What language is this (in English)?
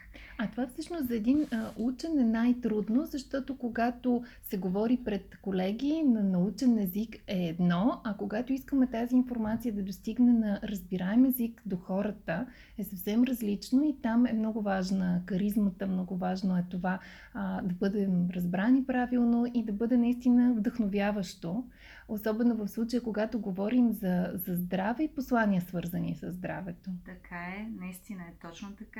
Bulgarian